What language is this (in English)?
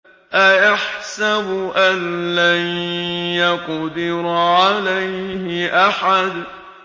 Arabic